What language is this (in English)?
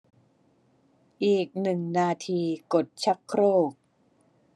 Thai